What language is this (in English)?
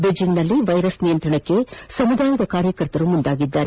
Kannada